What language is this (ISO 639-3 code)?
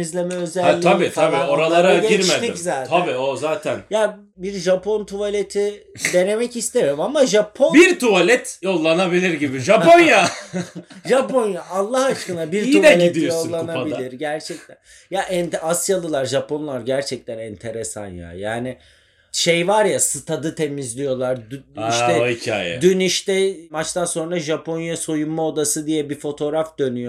tur